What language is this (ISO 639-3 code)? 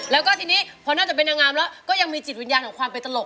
tha